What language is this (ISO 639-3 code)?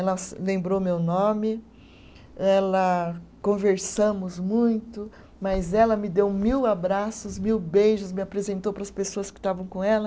por